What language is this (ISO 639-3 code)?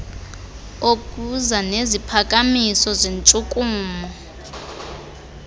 xho